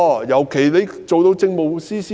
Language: Cantonese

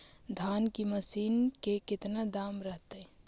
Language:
Magahi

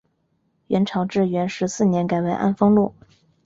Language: Chinese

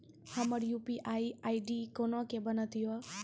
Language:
Maithili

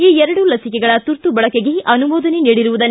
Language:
Kannada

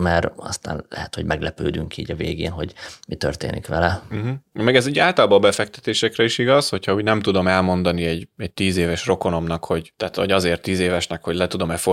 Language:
Hungarian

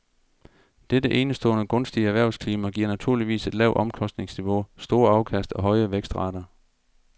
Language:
Danish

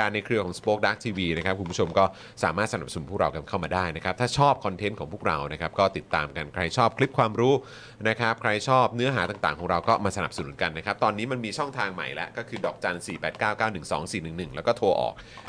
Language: Thai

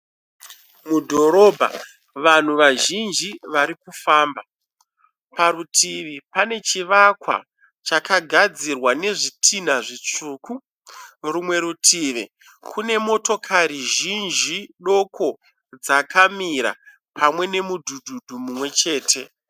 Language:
Shona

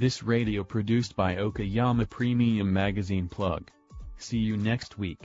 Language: Japanese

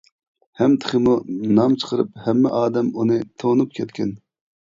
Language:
Uyghur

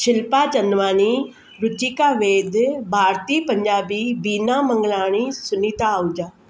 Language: Sindhi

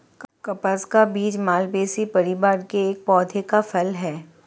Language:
Hindi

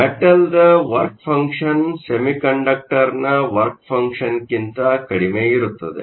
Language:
Kannada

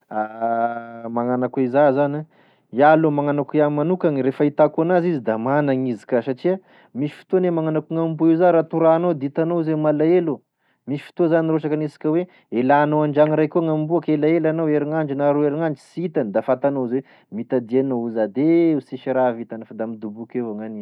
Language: Tesaka Malagasy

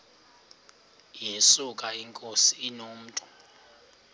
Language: Xhosa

